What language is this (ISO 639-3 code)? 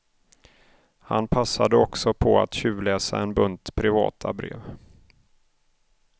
swe